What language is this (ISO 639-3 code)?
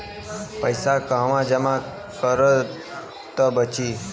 bho